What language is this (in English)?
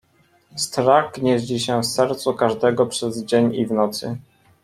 Polish